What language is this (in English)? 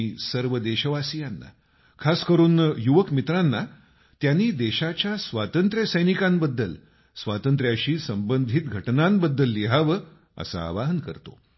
Marathi